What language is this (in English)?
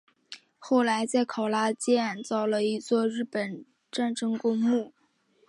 Chinese